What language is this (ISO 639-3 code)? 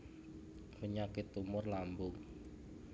jav